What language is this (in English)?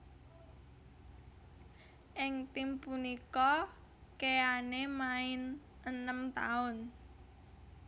Javanese